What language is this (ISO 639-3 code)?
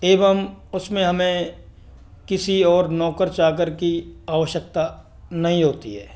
hin